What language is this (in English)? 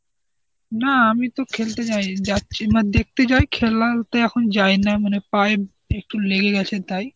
Bangla